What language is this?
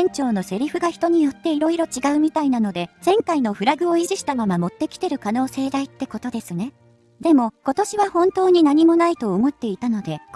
Japanese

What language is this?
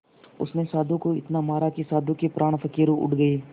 Hindi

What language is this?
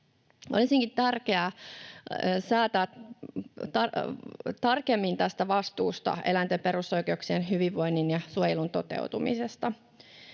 Finnish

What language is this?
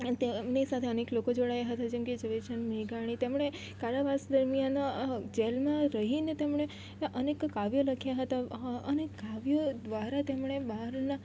Gujarati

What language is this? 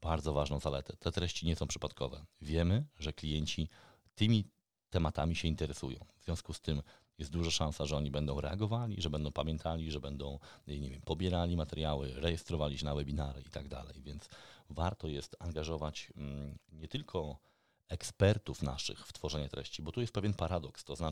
Polish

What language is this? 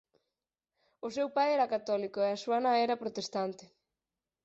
Galician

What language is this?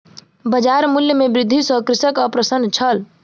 Maithili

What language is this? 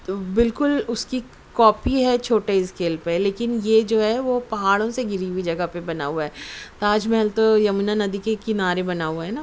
Urdu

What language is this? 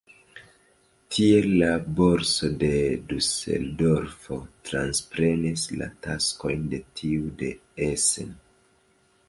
Esperanto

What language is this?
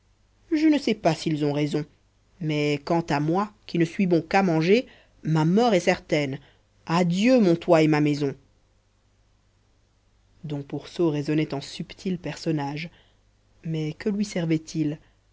French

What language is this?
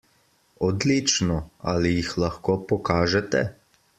Slovenian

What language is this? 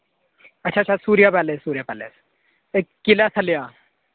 Dogri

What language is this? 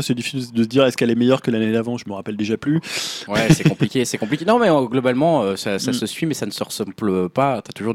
French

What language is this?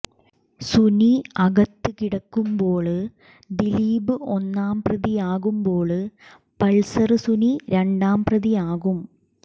Malayalam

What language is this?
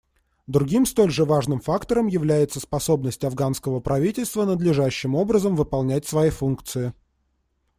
Russian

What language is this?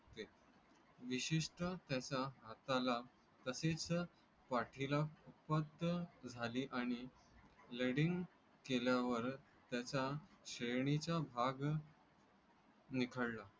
Marathi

